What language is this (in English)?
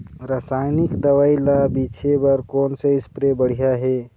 Chhattisgarhi